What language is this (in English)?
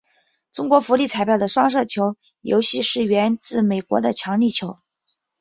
Chinese